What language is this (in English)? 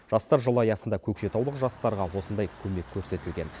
Kazakh